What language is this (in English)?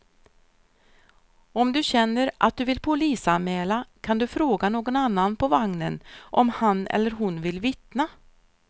Swedish